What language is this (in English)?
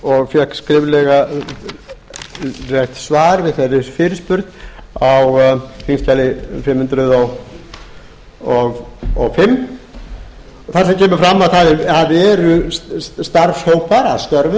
Icelandic